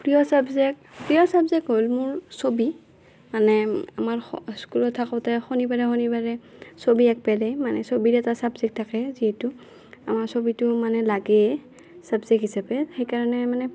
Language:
Assamese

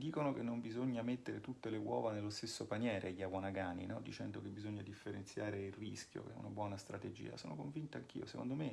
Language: Italian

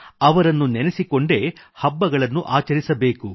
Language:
Kannada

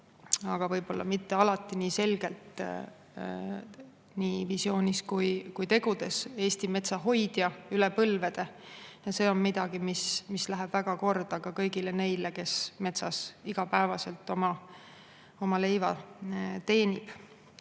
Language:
Estonian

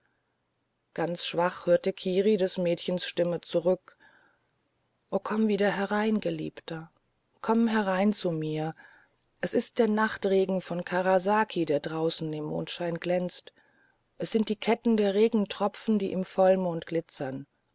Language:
German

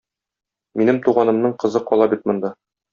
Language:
Tatar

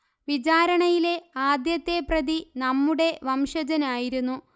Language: Malayalam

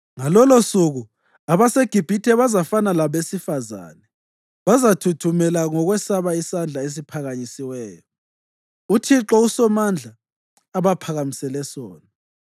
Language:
North Ndebele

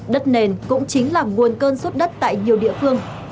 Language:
Vietnamese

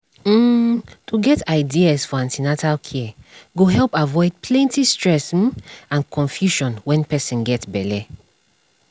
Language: Nigerian Pidgin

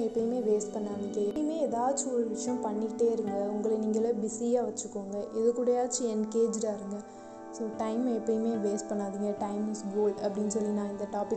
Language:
Tamil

